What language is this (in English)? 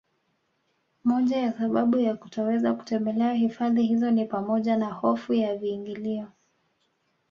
Swahili